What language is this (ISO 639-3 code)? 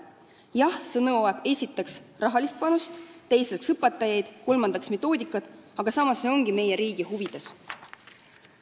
est